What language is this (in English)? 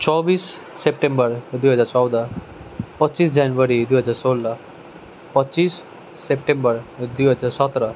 Nepali